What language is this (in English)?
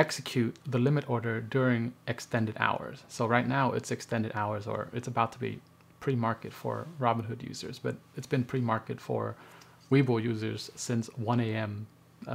English